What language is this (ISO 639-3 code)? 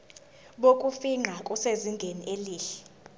zul